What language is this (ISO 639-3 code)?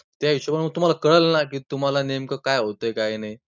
mar